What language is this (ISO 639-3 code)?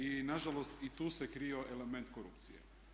hrv